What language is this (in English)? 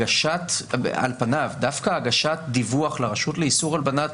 Hebrew